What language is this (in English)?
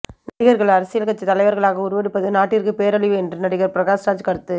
Tamil